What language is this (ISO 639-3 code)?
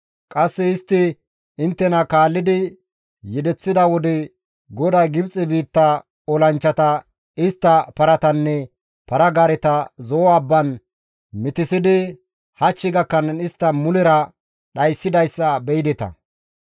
gmv